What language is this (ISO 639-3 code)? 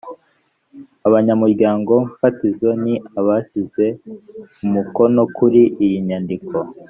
kin